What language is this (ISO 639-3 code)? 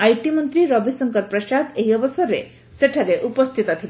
ori